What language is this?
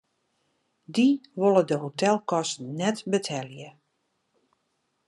Western Frisian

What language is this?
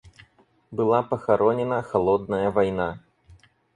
Russian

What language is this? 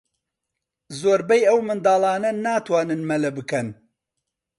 Central Kurdish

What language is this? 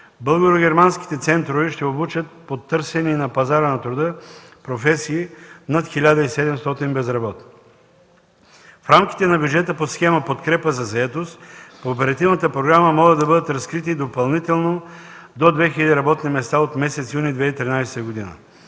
Bulgarian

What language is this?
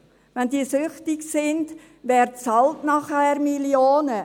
Swiss German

